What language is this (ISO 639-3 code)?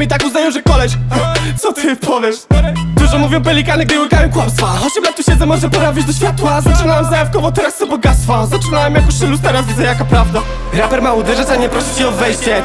pol